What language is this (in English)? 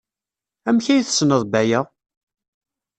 Kabyle